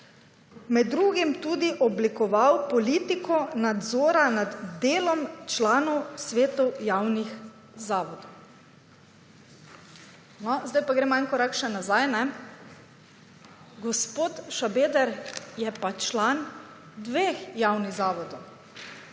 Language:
Slovenian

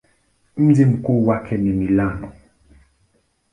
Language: Swahili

